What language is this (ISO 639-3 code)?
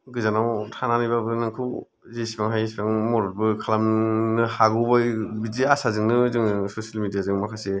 brx